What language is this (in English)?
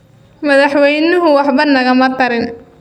Somali